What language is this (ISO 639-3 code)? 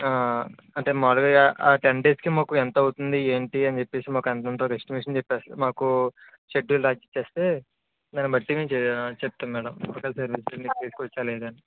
tel